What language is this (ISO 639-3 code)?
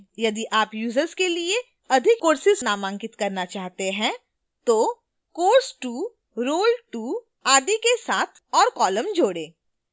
hin